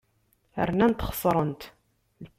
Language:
Kabyle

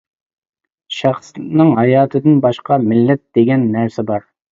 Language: Uyghur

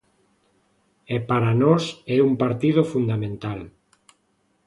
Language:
Galician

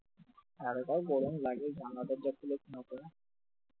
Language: Bangla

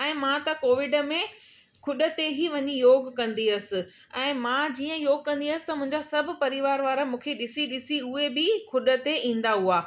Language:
Sindhi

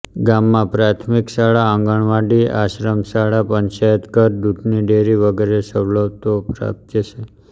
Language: Gujarati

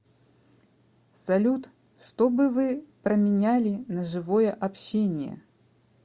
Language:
Russian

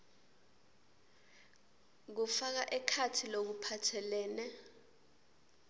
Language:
Swati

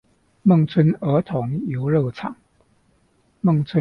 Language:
Chinese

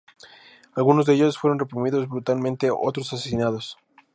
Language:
Spanish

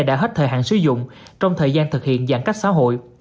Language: Vietnamese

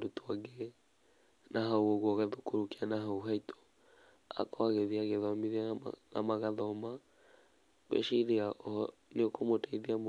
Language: Kikuyu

